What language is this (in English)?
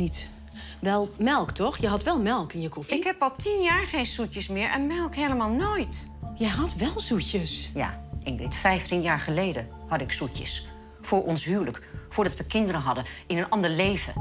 Dutch